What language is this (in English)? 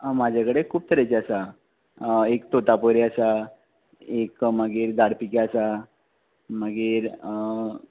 Konkani